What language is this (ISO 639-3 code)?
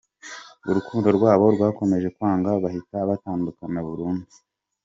kin